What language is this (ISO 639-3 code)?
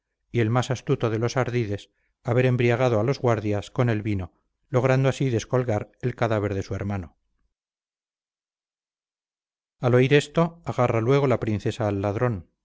spa